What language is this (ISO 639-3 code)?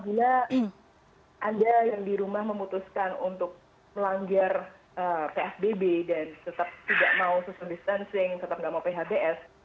ind